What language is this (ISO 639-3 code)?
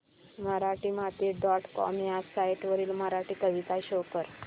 mar